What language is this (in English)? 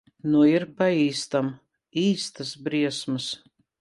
Latvian